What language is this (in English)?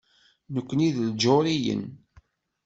Kabyle